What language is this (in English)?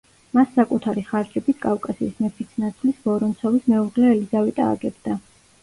Georgian